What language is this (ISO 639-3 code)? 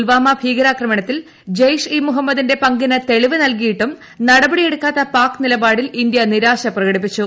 mal